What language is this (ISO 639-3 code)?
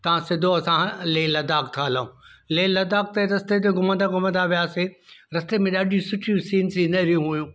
snd